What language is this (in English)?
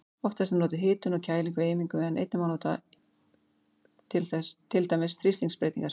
Icelandic